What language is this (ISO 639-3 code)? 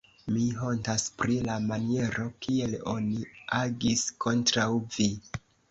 epo